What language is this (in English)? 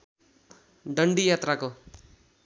Nepali